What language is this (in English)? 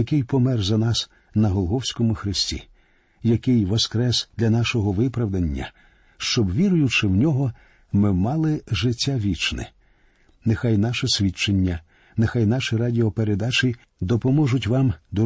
Ukrainian